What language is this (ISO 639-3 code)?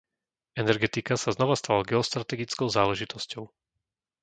slk